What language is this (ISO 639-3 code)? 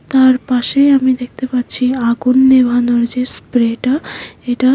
ben